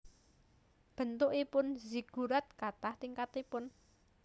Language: Javanese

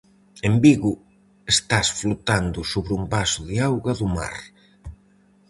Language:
Galician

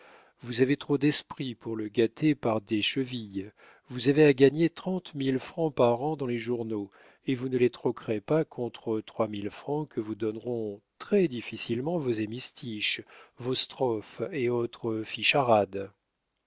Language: French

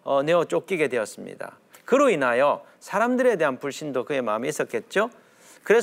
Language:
Korean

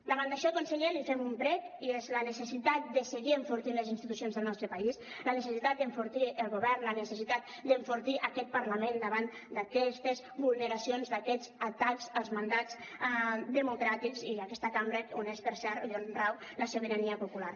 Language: Catalan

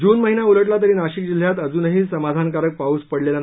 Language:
Marathi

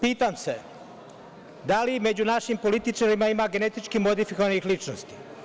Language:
Serbian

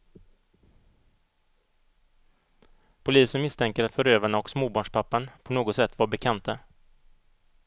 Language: Swedish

